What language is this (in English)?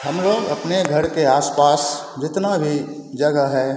Hindi